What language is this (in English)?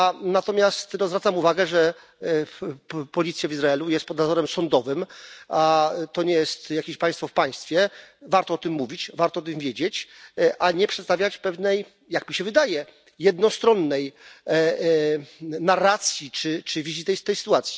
Polish